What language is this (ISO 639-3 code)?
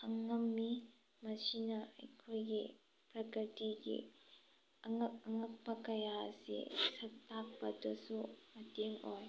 mni